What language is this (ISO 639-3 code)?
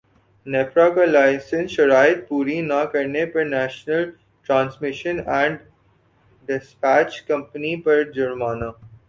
urd